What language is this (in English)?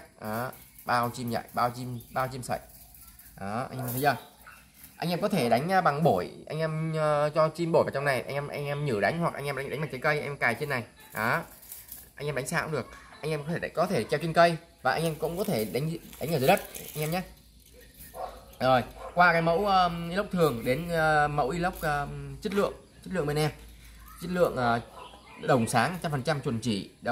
Vietnamese